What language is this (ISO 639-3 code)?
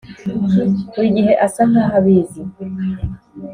kin